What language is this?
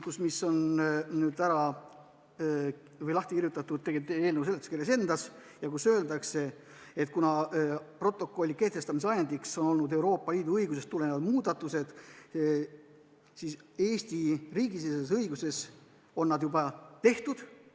Estonian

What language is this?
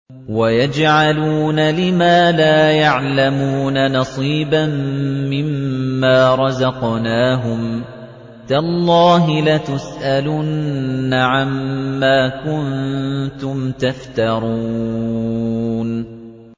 Arabic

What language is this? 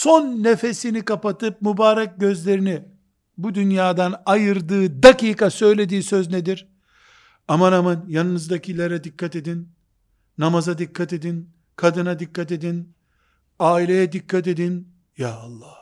Turkish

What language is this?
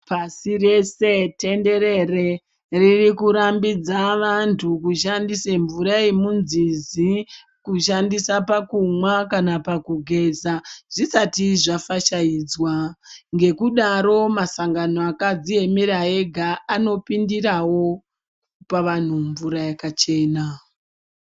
Ndau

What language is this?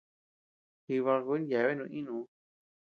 Tepeuxila Cuicatec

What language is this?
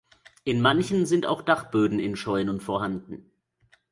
German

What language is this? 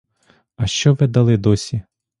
Ukrainian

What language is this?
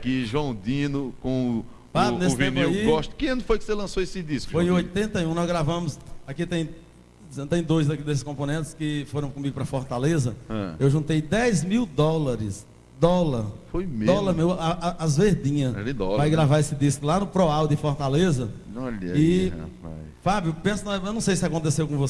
Portuguese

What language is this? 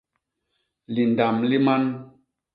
Basaa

